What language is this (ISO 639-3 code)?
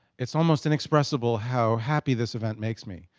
eng